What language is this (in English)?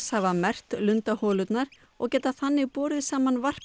Icelandic